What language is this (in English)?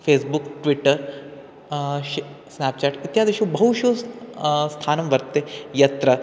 Sanskrit